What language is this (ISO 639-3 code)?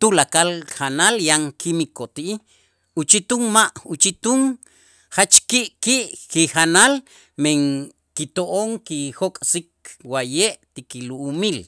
itz